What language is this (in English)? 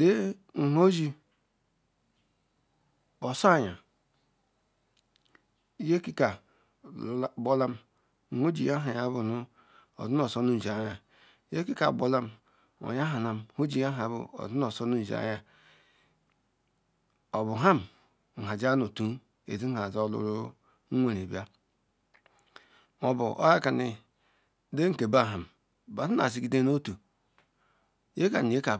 Ikwere